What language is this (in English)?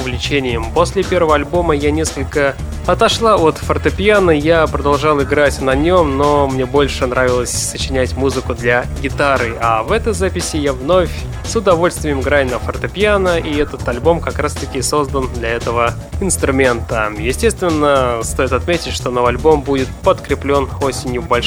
Russian